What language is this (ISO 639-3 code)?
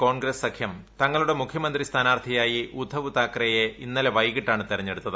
mal